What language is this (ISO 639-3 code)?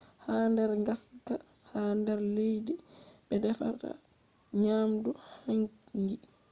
ful